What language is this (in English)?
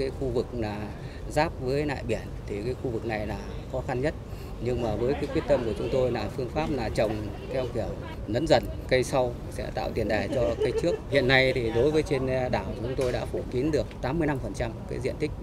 Vietnamese